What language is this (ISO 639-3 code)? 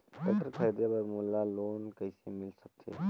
hne